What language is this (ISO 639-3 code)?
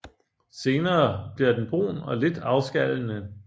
dan